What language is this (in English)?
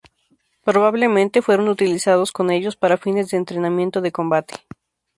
Spanish